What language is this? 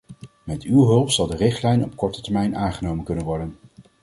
Dutch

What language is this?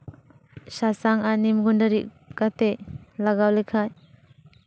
Santali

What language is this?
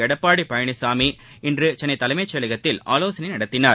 Tamil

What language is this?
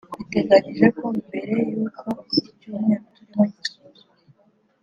Kinyarwanda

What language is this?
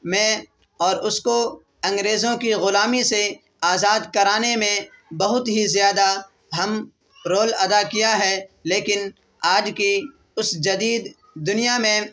Urdu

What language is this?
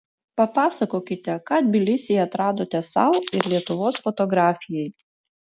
Lithuanian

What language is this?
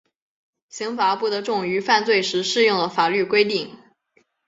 Chinese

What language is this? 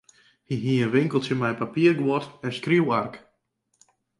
Western Frisian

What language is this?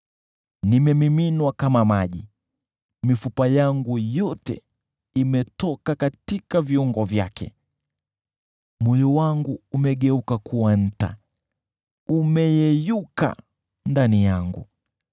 Swahili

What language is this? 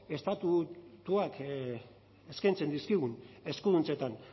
Basque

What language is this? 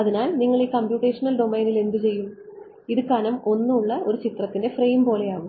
Malayalam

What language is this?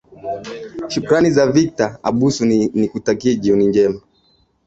Swahili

